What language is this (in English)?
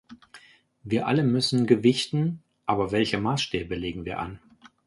German